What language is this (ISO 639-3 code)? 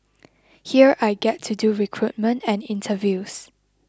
eng